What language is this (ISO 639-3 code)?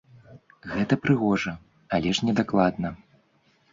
bel